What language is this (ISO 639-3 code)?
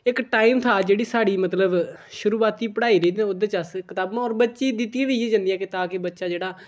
doi